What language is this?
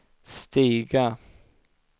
Swedish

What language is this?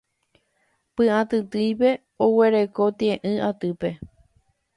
Guarani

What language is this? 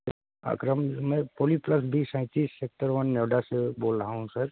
Urdu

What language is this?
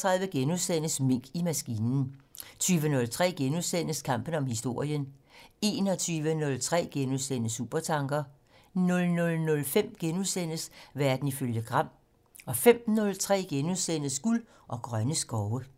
Danish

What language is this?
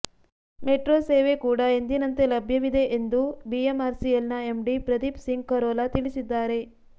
Kannada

